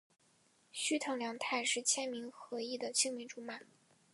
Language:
Chinese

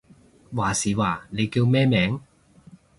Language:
Cantonese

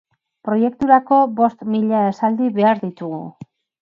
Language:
Basque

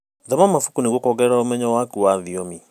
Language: Kikuyu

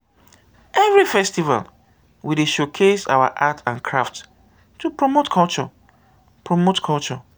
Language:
Nigerian Pidgin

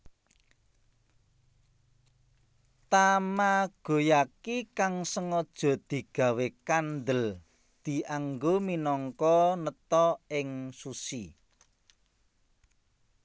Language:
Javanese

